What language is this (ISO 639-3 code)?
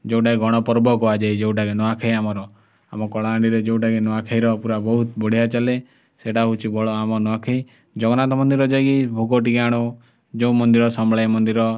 ori